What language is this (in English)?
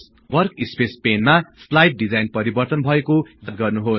Nepali